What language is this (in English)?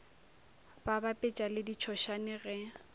Northern Sotho